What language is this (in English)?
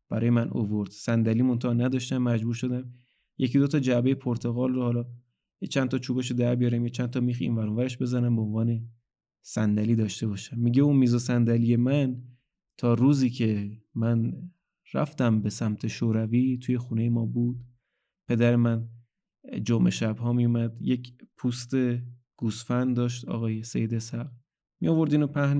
Persian